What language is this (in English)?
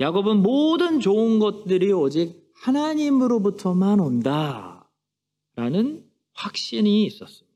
Korean